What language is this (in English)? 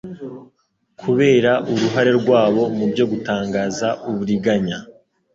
Kinyarwanda